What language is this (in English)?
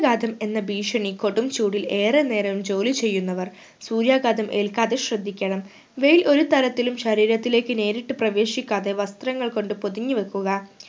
Malayalam